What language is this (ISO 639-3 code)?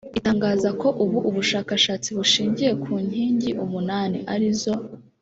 kin